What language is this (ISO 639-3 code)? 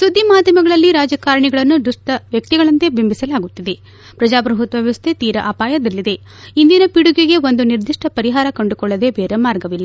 kan